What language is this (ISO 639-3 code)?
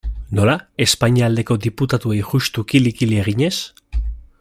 eus